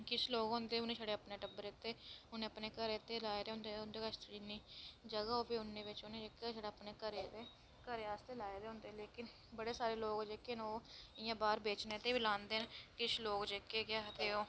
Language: Dogri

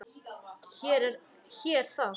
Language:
Icelandic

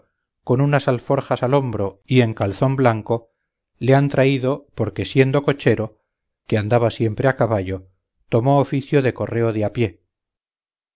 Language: Spanish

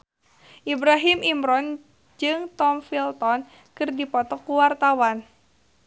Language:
Sundanese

